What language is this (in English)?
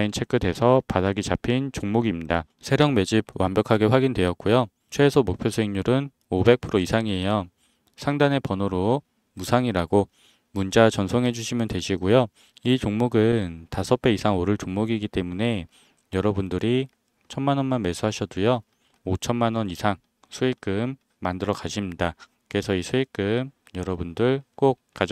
Korean